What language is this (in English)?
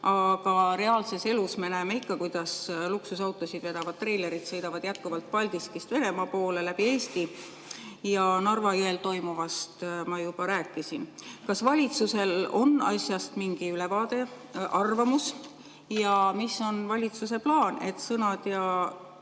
Estonian